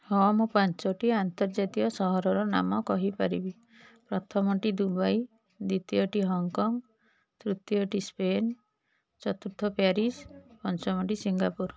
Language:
Odia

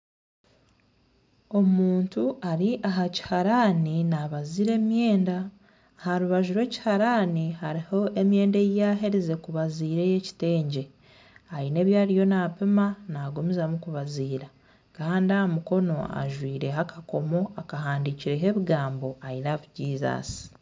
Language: Nyankole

